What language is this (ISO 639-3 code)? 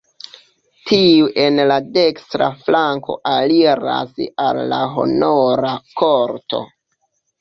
epo